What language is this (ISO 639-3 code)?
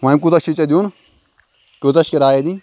kas